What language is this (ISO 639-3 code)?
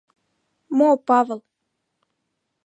chm